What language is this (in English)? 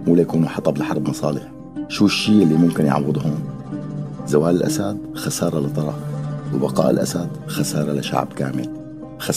Arabic